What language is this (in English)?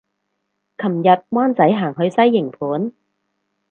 Cantonese